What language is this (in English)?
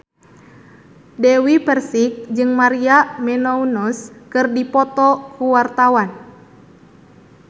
Sundanese